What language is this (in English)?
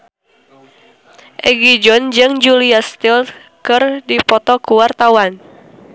Sundanese